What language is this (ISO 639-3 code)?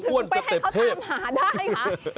tha